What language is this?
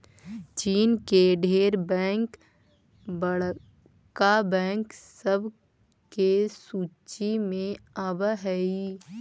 Magahi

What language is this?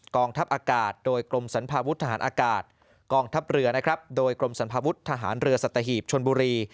Thai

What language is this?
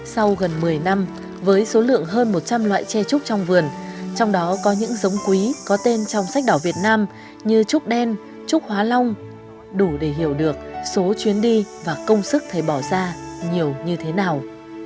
Vietnamese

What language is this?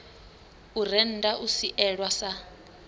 Venda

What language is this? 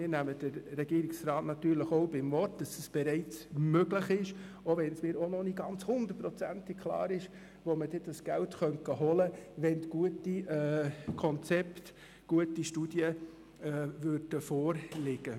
Swiss German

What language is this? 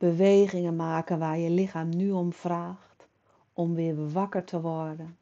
Dutch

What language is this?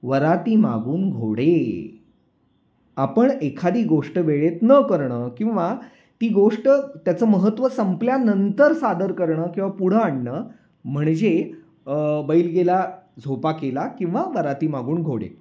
Marathi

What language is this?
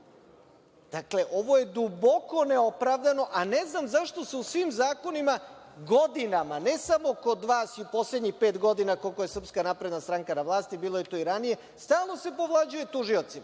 Serbian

